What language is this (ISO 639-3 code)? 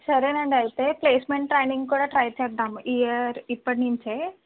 tel